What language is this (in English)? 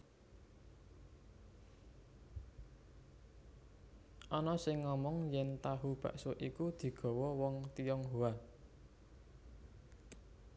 Javanese